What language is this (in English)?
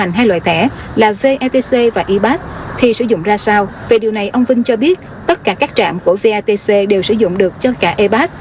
Vietnamese